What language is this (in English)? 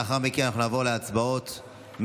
Hebrew